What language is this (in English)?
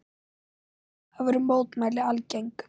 Icelandic